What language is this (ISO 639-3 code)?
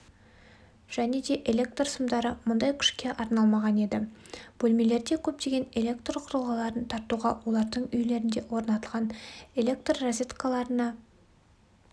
kaz